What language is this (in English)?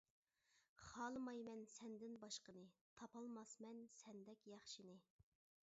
Uyghur